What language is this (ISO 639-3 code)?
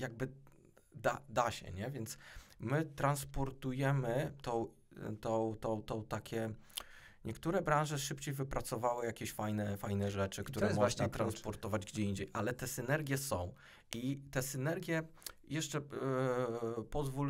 pol